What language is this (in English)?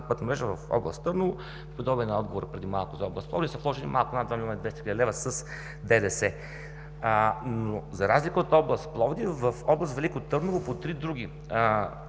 Bulgarian